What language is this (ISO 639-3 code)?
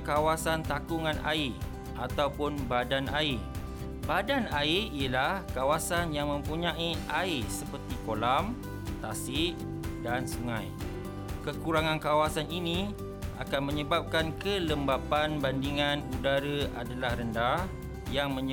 msa